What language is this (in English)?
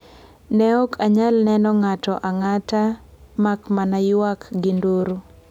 Luo (Kenya and Tanzania)